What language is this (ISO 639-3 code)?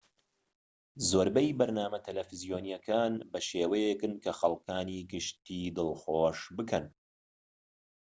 ckb